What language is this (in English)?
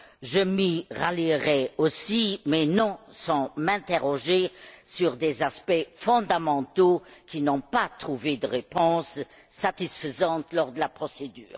French